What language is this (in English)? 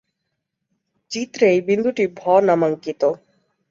Bangla